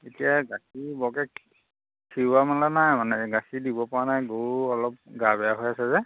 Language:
Assamese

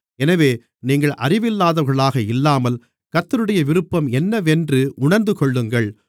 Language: Tamil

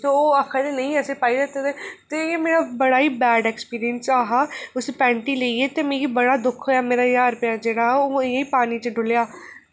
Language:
Dogri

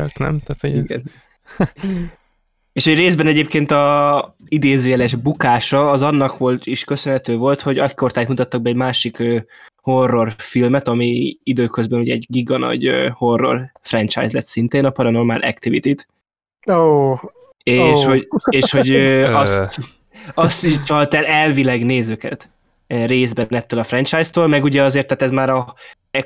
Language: Hungarian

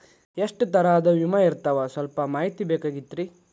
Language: Kannada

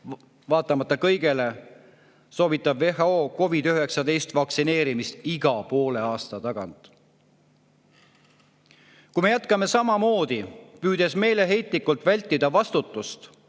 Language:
Estonian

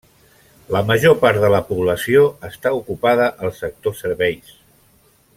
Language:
Catalan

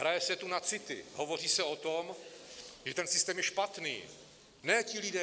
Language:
Czech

